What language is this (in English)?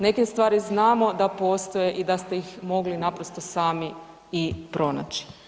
Croatian